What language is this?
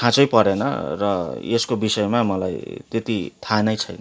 Nepali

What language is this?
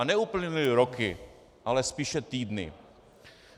Czech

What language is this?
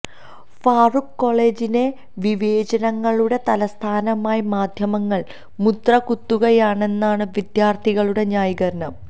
Malayalam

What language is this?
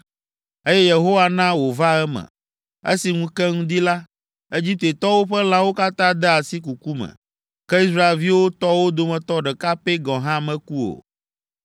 Ewe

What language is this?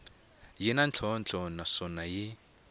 Tsonga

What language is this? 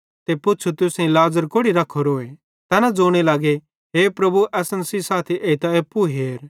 Bhadrawahi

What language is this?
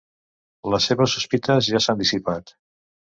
Catalan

